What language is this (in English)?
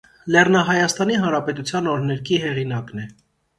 Armenian